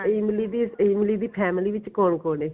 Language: Punjabi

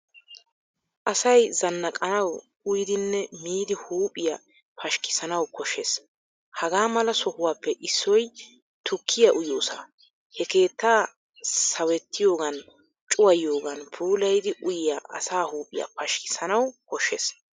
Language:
Wolaytta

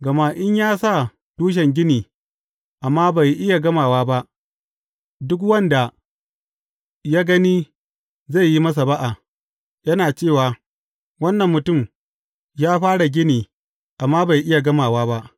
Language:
Hausa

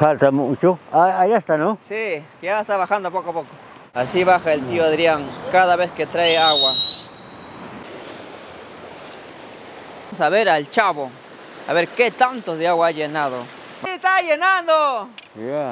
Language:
Spanish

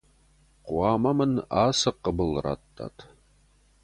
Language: Ossetic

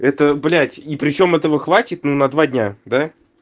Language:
Russian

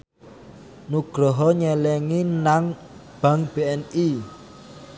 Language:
Javanese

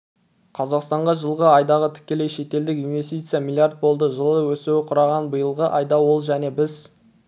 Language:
Kazakh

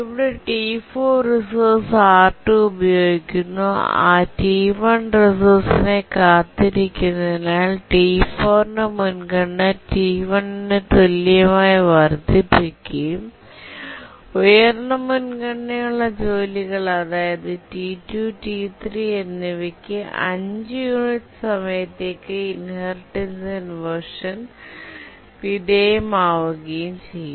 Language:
Malayalam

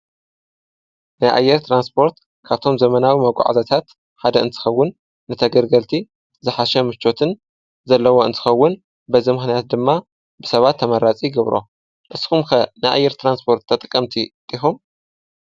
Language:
Tigrinya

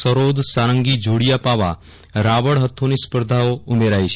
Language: Gujarati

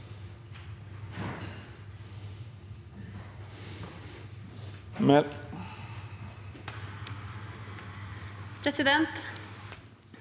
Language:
Norwegian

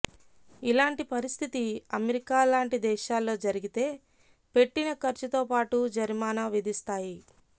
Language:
Telugu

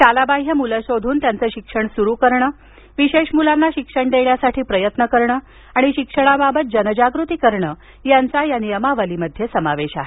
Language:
Marathi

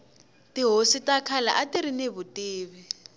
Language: Tsonga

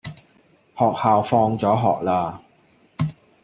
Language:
Cantonese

